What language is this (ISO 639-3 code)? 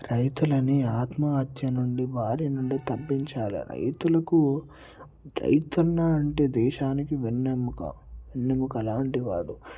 tel